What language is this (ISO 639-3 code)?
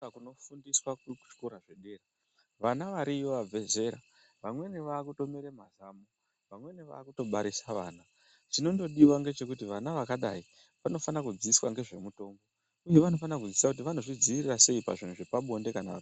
ndc